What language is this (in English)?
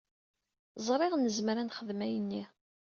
Kabyle